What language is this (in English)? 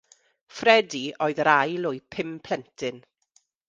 Welsh